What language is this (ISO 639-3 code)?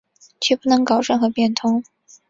zho